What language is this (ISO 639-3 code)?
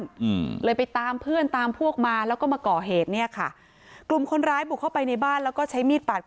tha